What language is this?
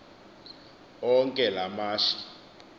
Xhosa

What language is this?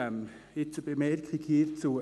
Swiss German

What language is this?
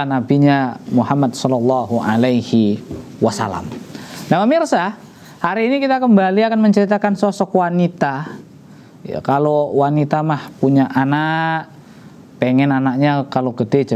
Indonesian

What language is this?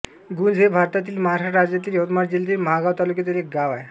Marathi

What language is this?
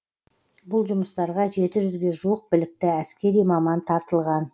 Kazakh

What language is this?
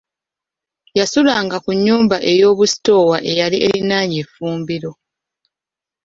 Ganda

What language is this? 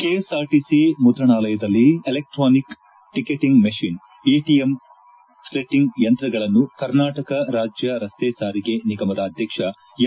Kannada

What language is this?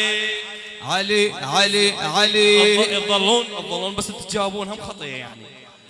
Arabic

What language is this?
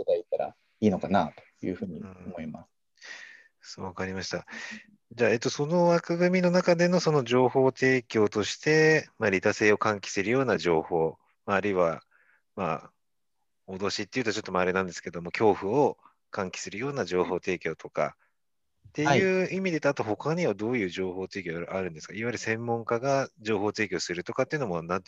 Japanese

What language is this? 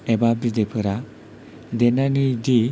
Bodo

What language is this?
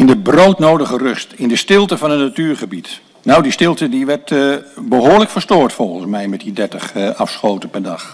Dutch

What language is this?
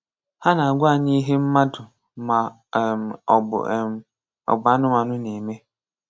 Igbo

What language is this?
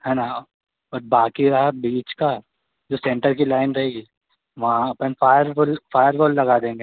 Hindi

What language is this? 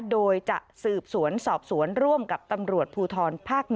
Thai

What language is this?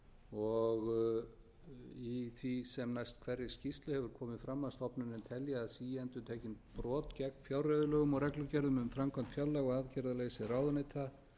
Icelandic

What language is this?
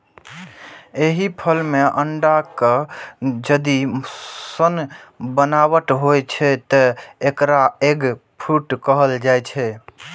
Maithili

